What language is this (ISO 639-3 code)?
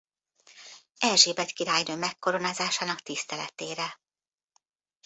hun